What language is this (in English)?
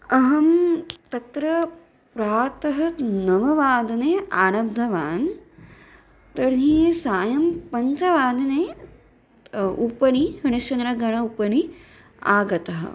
Sanskrit